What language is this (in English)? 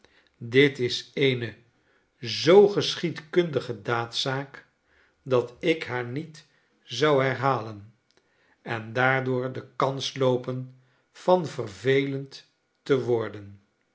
Dutch